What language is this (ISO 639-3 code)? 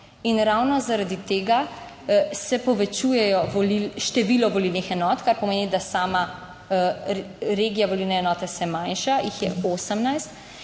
slv